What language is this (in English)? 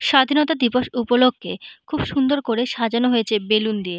Bangla